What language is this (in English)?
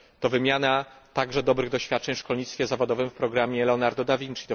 Polish